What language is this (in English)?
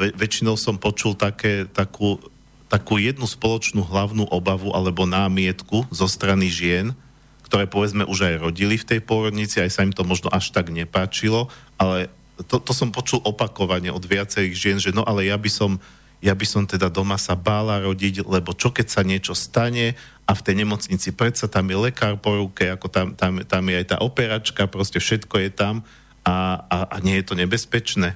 Slovak